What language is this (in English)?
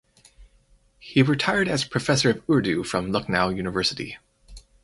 English